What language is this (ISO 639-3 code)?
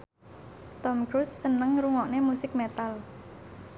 jav